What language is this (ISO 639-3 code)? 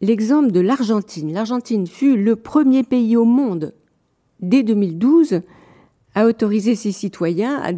fra